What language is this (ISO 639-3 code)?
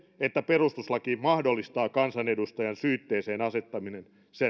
fin